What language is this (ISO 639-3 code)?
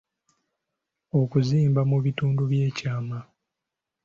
lug